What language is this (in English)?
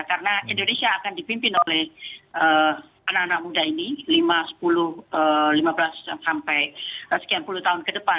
Indonesian